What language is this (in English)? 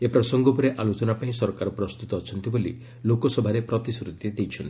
Odia